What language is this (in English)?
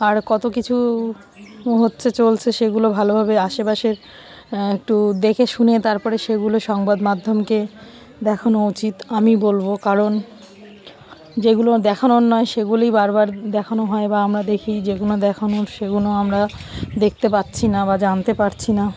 Bangla